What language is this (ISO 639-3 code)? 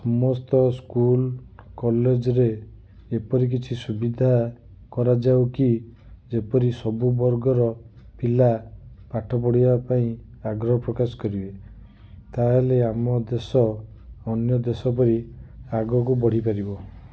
ori